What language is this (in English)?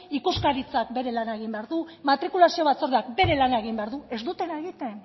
Basque